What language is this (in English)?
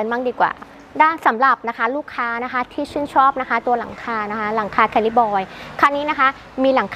Thai